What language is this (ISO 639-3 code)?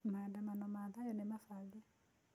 kik